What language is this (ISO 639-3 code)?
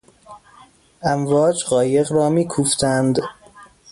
fas